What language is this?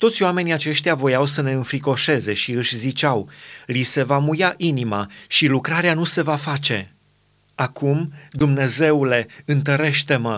Romanian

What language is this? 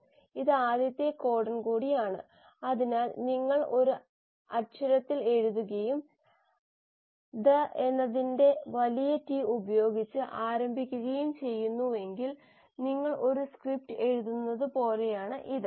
Malayalam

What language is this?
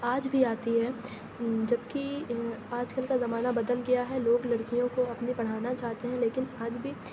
Urdu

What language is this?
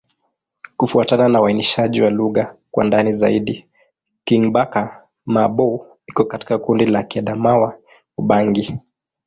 Swahili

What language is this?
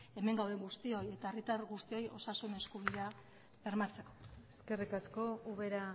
Basque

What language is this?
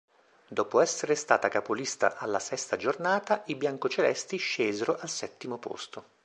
Italian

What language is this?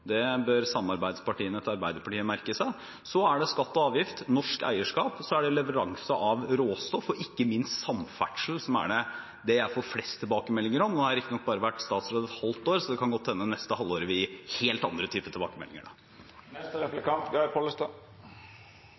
Norwegian Bokmål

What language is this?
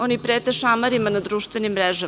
Serbian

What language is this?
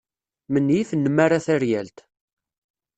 Kabyle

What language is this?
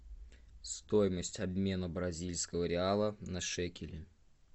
Russian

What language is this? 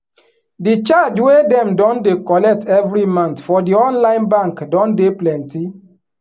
Nigerian Pidgin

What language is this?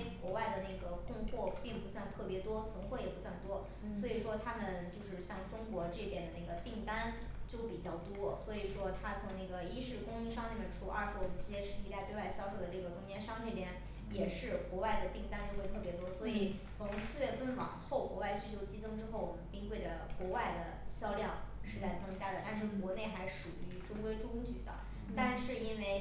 Chinese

